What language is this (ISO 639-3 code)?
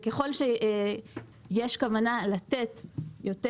heb